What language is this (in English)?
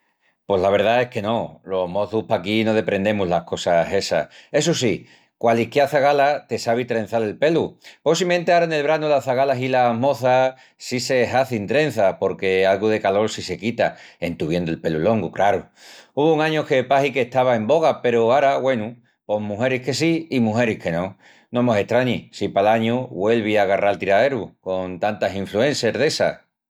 Extremaduran